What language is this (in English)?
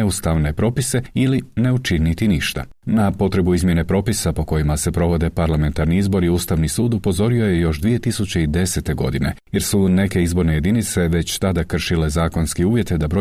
Croatian